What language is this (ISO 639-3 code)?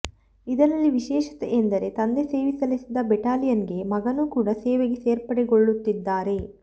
kan